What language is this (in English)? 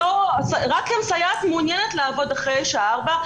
Hebrew